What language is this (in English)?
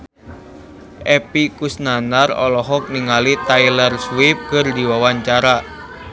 Sundanese